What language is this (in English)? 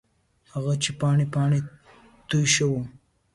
Pashto